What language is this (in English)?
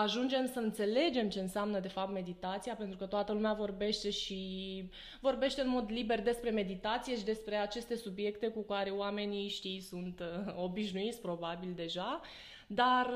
Romanian